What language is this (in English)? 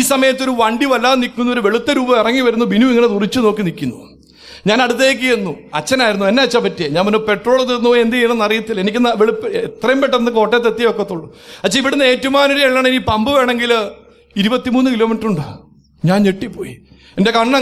Malayalam